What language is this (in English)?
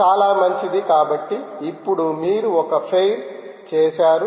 Telugu